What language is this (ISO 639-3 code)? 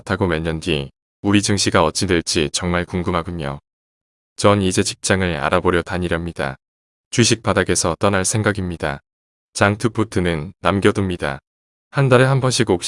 kor